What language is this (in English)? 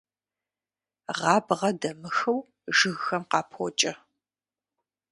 Kabardian